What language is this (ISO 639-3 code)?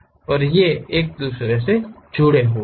hin